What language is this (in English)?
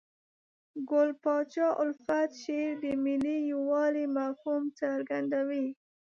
Pashto